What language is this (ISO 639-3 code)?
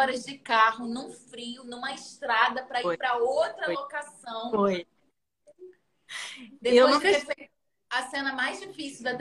por